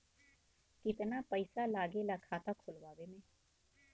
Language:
Bhojpuri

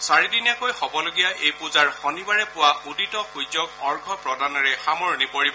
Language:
Assamese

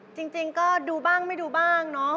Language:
Thai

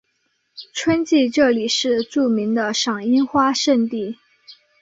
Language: Chinese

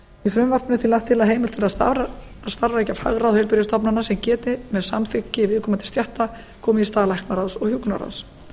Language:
Icelandic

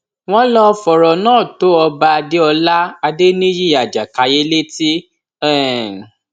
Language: Yoruba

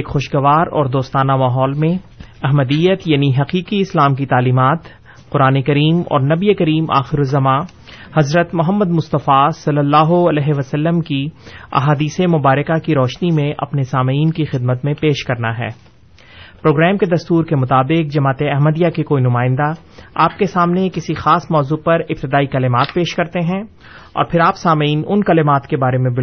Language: Urdu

